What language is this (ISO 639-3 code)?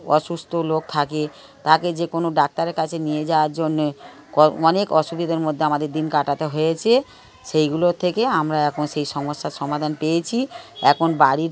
ben